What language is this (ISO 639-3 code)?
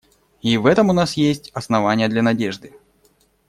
rus